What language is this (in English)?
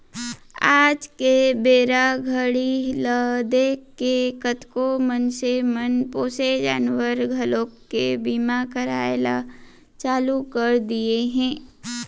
Chhattisgarhi